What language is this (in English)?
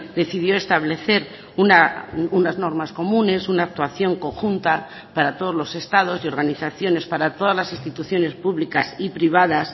Spanish